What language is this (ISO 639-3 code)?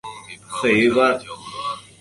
zho